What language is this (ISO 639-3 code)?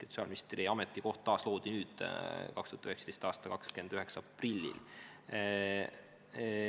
est